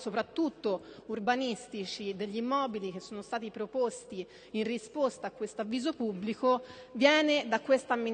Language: Italian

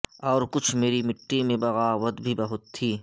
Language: Urdu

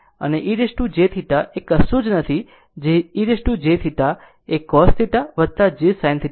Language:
Gujarati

